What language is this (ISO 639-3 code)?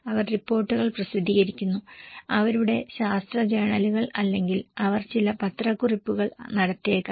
mal